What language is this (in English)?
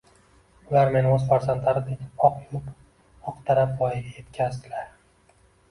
Uzbek